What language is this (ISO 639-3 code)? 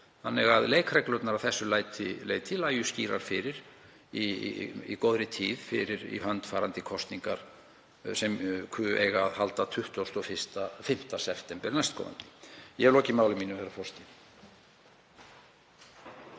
isl